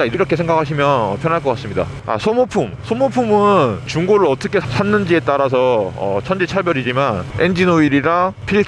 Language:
Korean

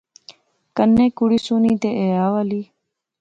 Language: Pahari-Potwari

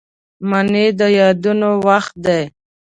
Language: Pashto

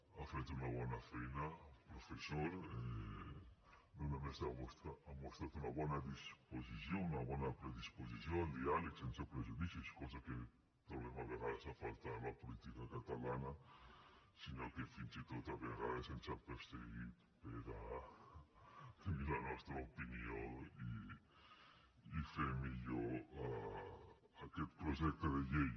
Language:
Catalan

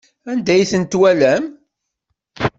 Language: Kabyle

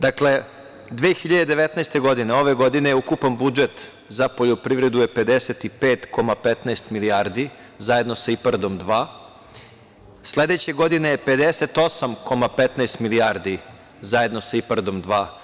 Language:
Serbian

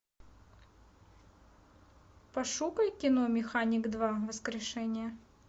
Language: Russian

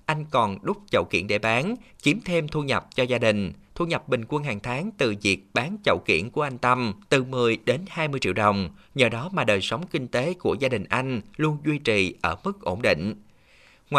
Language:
Vietnamese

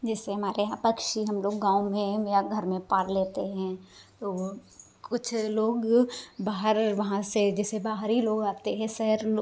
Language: Hindi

